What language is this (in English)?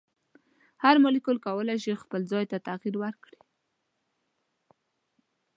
Pashto